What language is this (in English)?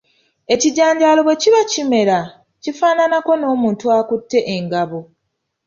Ganda